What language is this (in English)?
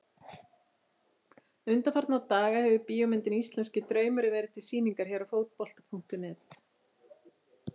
Icelandic